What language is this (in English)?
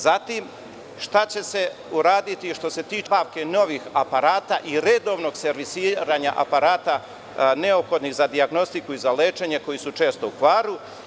Serbian